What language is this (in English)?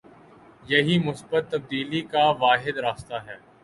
Urdu